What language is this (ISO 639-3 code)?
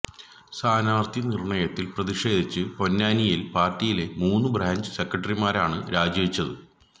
mal